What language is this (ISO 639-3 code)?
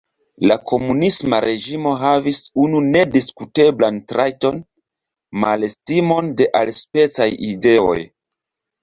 epo